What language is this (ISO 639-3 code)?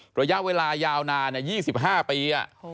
tha